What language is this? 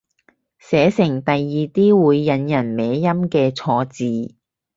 Cantonese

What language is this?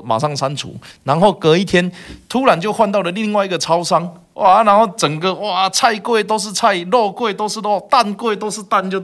Chinese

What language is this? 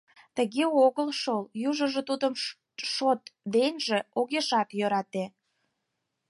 Mari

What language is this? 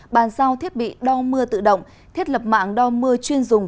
Vietnamese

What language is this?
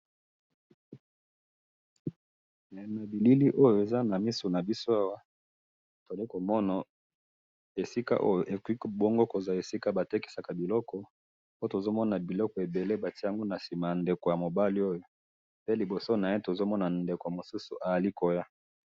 Lingala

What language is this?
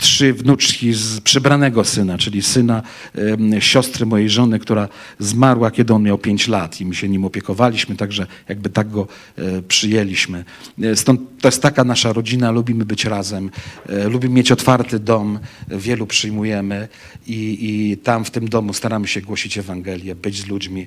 Polish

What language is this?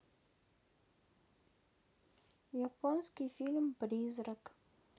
Russian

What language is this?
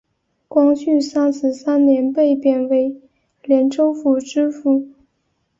Chinese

